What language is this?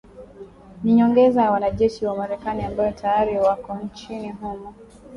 Swahili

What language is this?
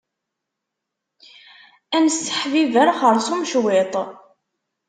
Kabyle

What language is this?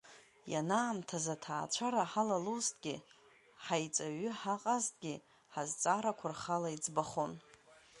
Abkhazian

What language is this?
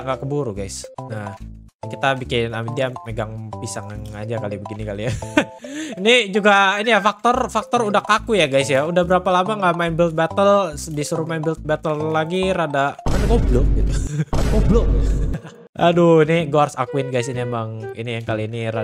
Indonesian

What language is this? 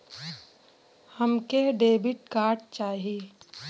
Bhojpuri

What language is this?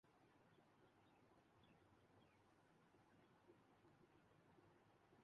Urdu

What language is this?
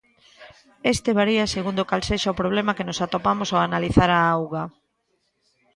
Galician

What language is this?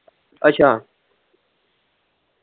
Punjabi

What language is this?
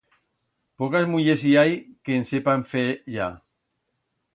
Aragonese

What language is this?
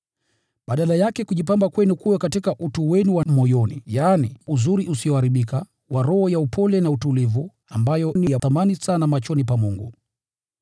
Swahili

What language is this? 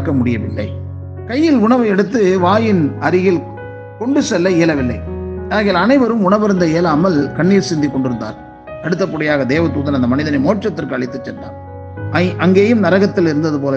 Tamil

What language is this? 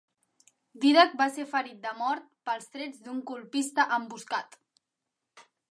Catalan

